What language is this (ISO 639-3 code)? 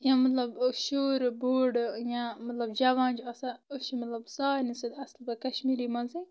kas